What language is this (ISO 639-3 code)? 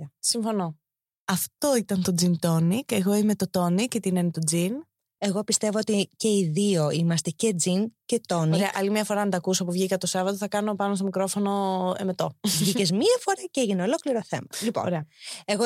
ell